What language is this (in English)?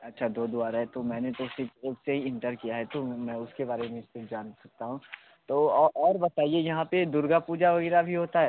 Hindi